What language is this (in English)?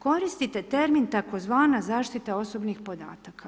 Croatian